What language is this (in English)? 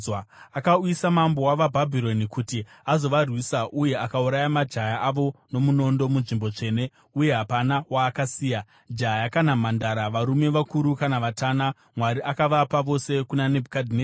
Shona